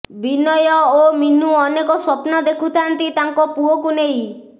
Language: Odia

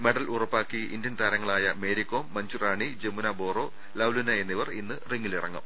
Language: Malayalam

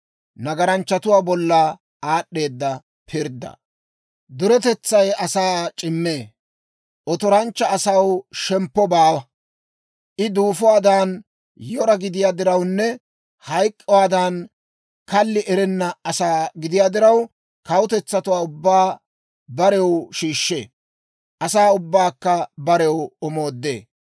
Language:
Dawro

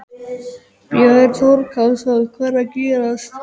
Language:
Icelandic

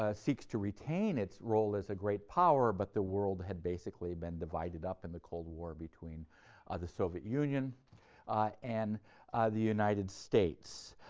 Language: English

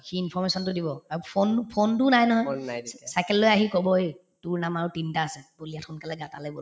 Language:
Assamese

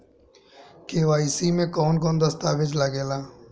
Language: Bhojpuri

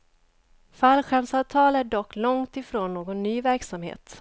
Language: Swedish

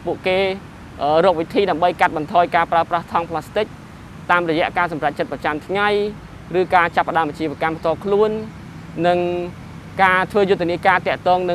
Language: Thai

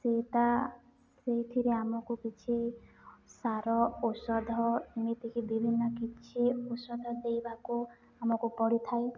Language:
Odia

